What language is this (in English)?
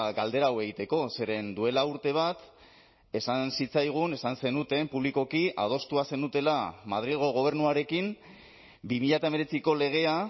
Basque